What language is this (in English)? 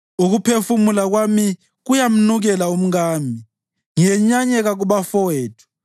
North Ndebele